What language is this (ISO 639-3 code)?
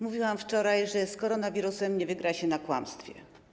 pol